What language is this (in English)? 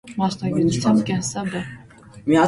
Armenian